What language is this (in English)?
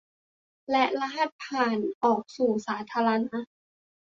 Thai